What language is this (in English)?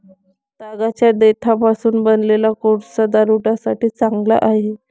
Marathi